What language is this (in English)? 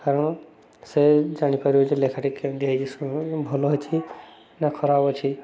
Odia